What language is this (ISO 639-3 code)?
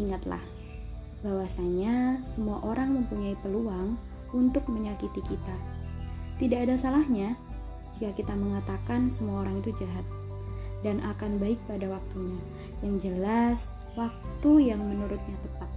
ind